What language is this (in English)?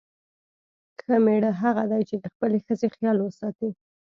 Pashto